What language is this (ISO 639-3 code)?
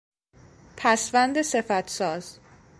fas